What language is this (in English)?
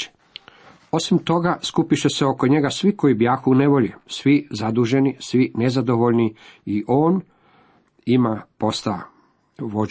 Croatian